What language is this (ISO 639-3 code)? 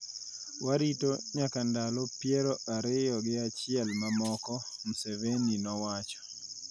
luo